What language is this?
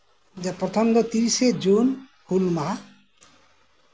Santali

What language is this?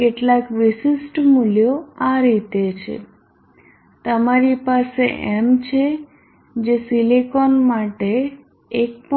Gujarati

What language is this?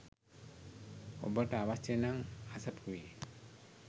Sinhala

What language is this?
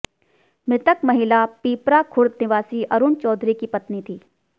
Hindi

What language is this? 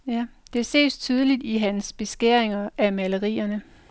Danish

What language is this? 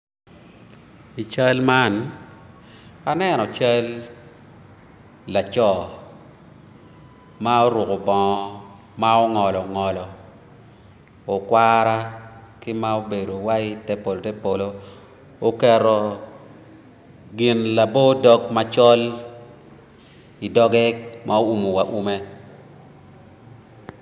Acoli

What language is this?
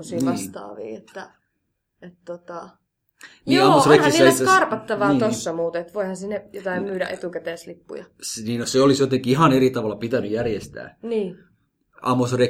Finnish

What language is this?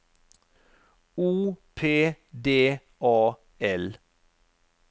Norwegian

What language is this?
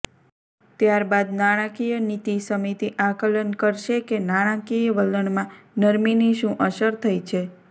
Gujarati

